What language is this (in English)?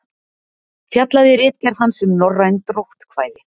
Icelandic